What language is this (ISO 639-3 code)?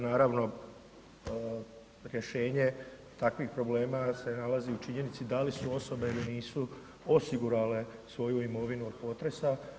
hrv